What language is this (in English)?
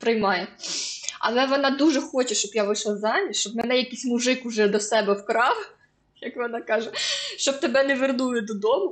Ukrainian